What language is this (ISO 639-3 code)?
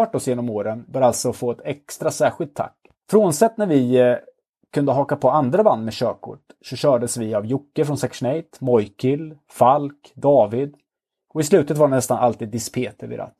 swe